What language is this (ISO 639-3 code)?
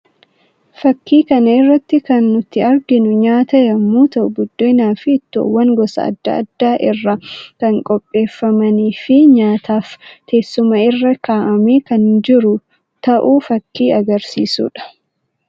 orm